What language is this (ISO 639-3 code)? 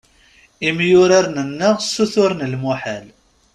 kab